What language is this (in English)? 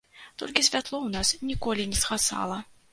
Belarusian